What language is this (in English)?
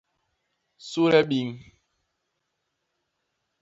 Basaa